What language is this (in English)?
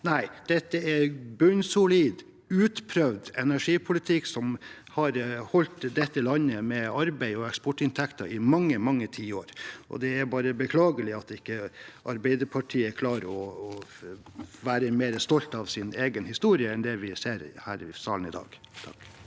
Norwegian